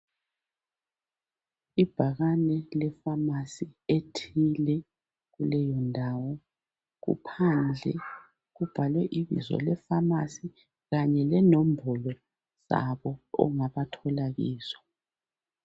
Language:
North Ndebele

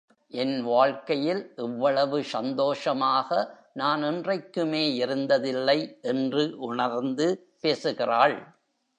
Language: Tamil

